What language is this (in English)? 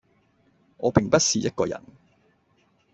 Cantonese